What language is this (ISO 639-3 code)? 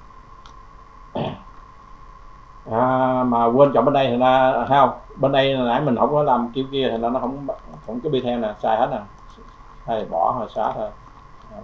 vie